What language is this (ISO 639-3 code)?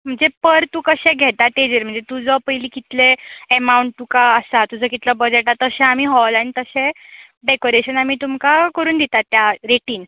kok